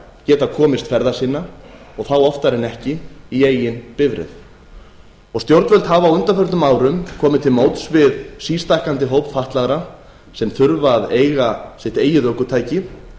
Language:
Icelandic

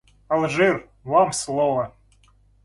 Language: Russian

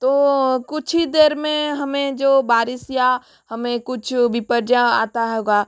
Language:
Hindi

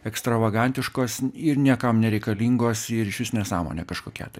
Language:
Lithuanian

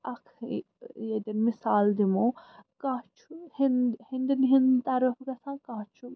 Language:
Kashmiri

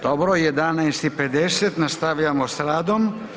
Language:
Croatian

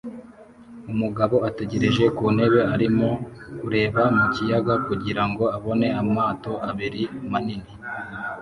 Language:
Kinyarwanda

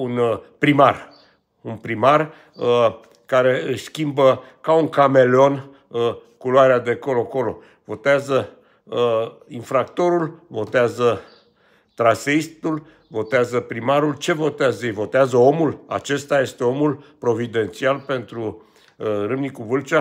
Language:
Romanian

